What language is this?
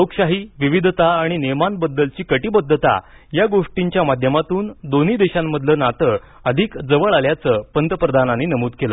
Marathi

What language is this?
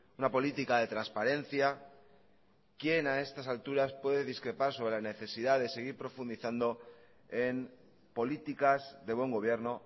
Spanish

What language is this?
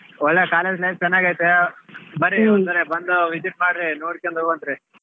Kannada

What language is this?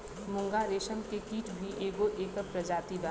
Bhojpuri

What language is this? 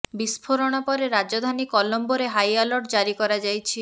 Odia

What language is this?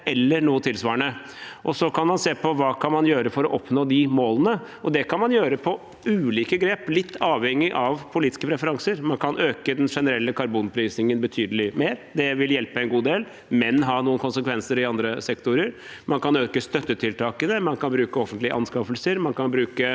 Norwegian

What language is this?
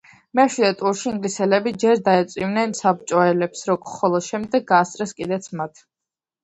Georgian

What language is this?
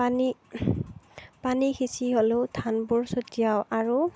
Assamese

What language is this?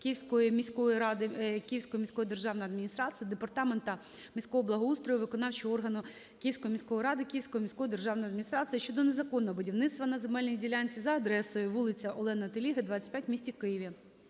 Ukrainian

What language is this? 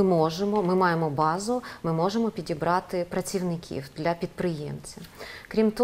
Ukrainian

